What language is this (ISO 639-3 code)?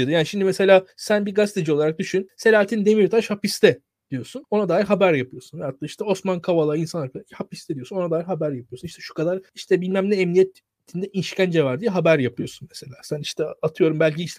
tur